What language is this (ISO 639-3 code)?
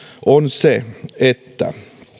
fin